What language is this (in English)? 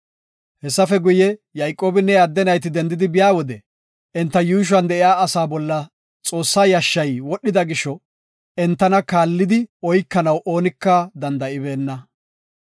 Gofa